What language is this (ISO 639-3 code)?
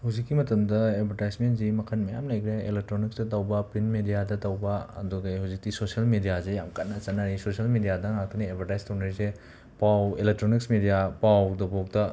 mni